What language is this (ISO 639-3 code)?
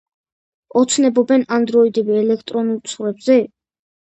kat